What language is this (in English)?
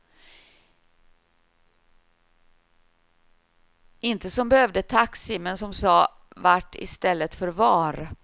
Swedish